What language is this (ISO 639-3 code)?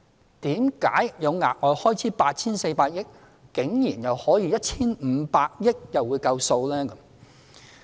yue